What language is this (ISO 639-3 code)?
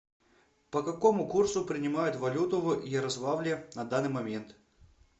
rus